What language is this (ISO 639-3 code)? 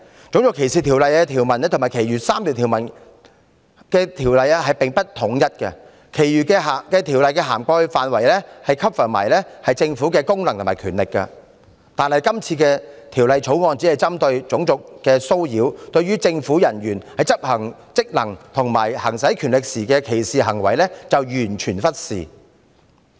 yue